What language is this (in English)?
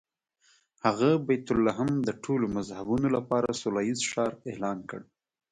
Pashto